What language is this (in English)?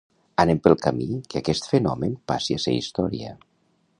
Catalan